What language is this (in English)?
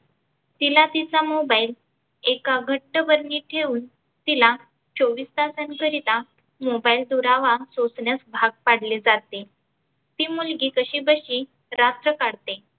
Marathi